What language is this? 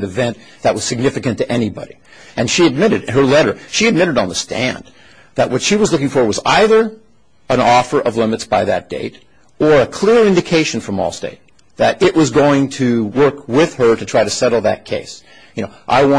English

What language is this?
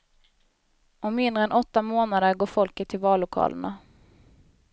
Swedish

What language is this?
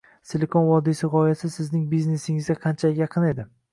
Uzbek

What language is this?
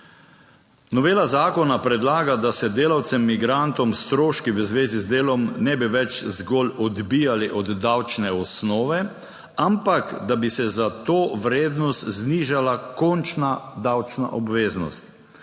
Slovenian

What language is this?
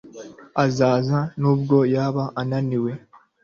Kinyarwanda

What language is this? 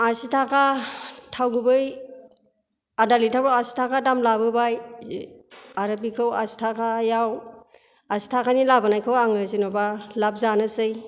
Bodo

